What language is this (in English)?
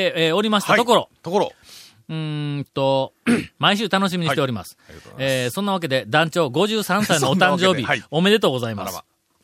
Japanese